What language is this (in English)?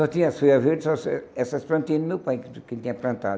Portuguese